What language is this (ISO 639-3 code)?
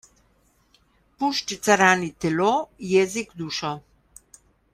slv